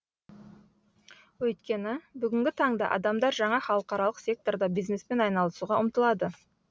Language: Kazakh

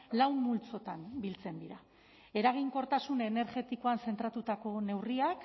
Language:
Basque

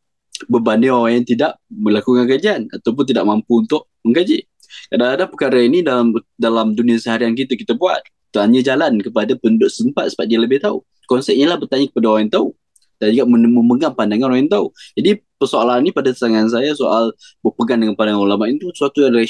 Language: Malay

